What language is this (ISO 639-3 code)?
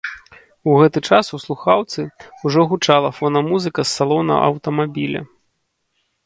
bel